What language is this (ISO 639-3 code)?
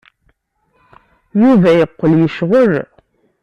kab